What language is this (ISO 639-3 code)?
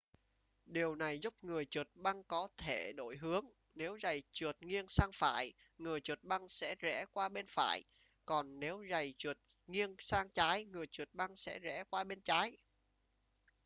vie